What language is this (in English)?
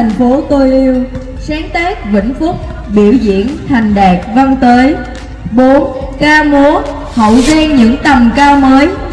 Vietnamese